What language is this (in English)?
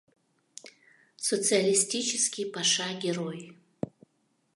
Mari